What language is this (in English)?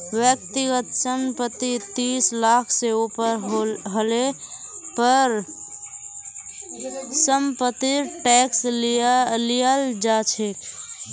Magahi